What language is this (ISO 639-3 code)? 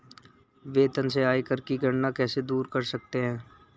hin